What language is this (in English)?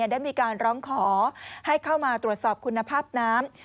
Thai